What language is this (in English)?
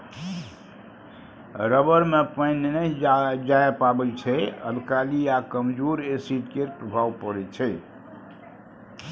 Maithili